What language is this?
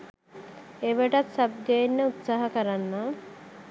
Sinhala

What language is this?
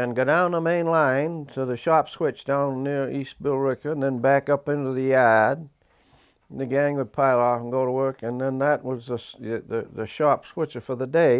English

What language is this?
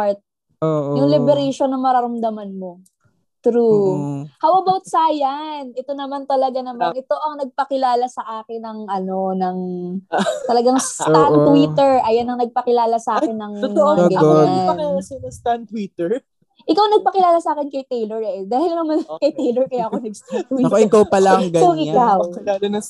Filipino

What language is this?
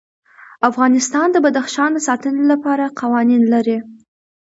Pashto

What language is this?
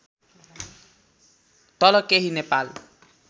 Nepali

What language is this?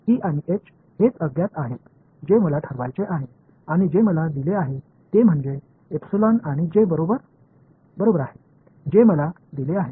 Marathi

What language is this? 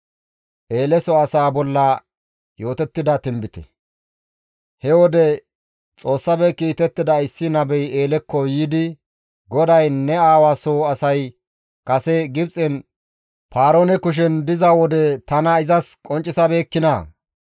Gamo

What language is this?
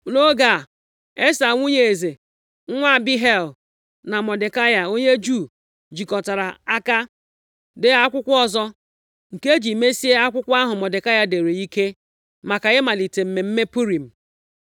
Igbo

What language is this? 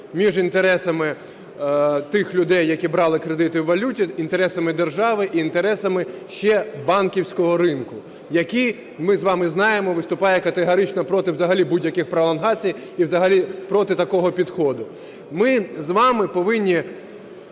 Ukrainian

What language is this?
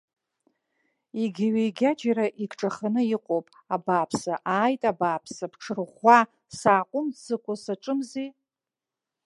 Abkhazian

